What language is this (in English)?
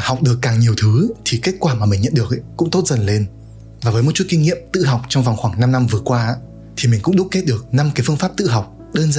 Vietnamese